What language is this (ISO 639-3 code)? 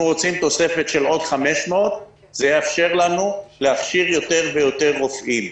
heb